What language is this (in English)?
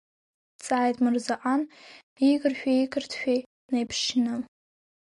Abkhazian